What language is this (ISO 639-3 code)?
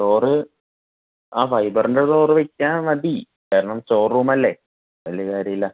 mal